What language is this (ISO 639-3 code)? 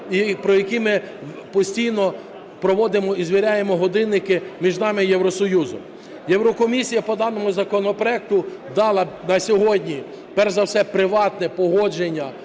ukr